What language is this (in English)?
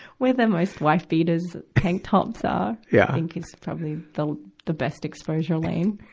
English